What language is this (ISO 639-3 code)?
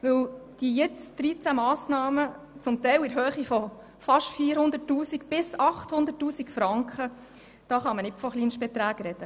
gsw